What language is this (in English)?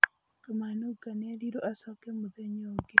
Kikuyu